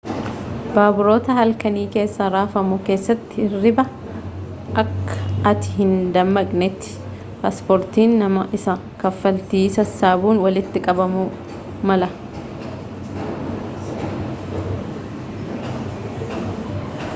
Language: Oromo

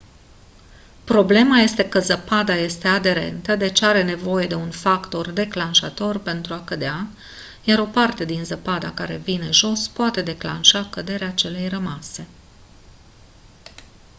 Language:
Romanian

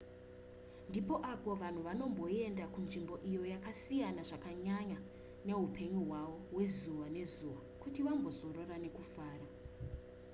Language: Shona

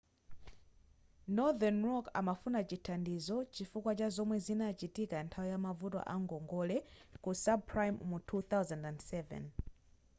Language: Nyanja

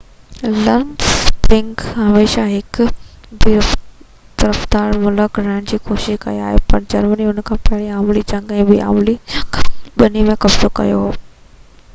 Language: Sindhi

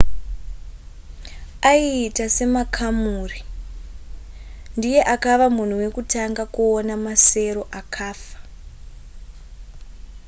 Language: Shona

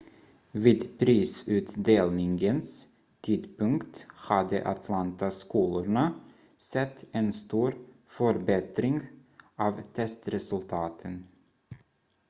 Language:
Swedish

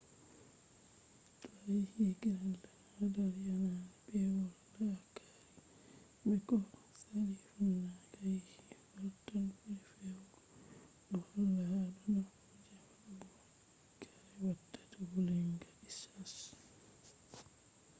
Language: Fula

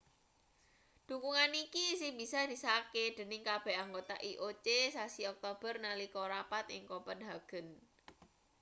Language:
Javanese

